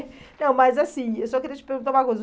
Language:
Portuguese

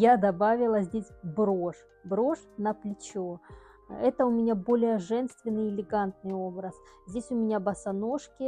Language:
Russian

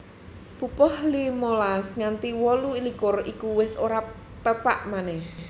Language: Javanese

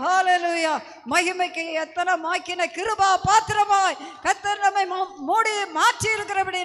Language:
Italian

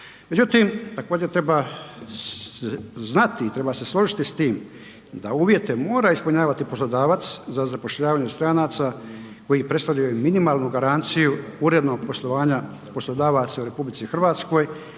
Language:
Croatian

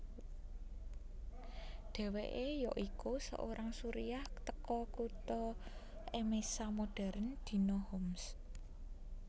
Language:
Javanese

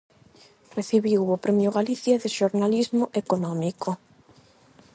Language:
Galician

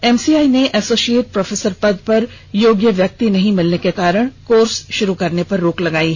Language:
Hindi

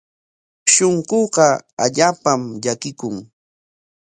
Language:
Corongo Ancash Quechua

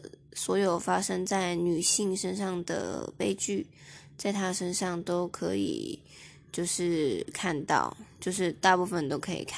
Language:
Chinese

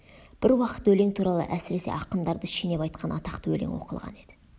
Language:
Kazakh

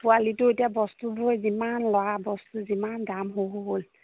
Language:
Assamese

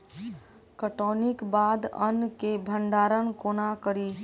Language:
Maithili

